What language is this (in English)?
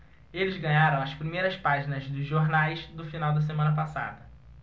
Portuguese